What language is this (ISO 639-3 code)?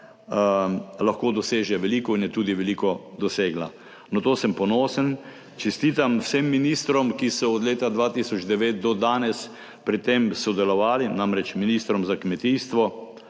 slv